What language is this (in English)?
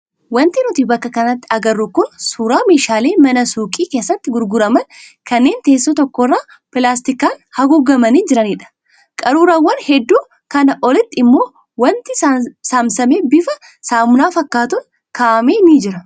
Oromo